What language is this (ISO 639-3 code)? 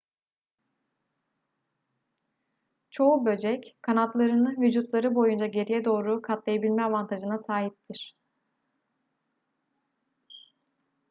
tur